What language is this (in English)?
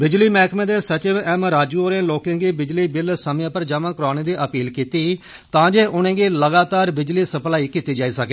Dogri